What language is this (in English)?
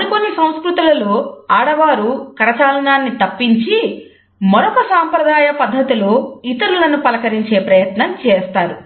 Telugu